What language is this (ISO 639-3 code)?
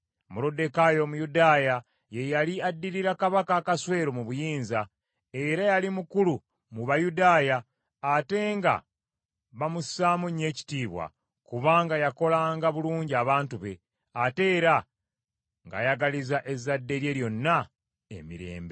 lug